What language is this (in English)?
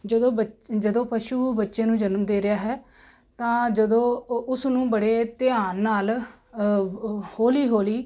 Punjabi